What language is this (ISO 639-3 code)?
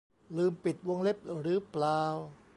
tha